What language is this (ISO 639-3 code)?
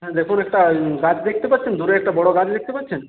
ben